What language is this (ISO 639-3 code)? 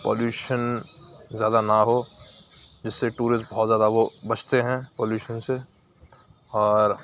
urd